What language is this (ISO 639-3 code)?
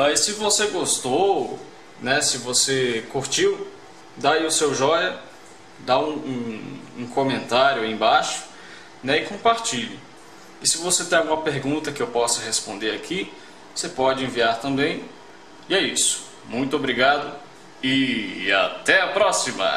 por